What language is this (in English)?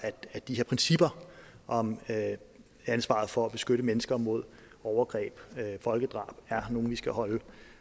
Danish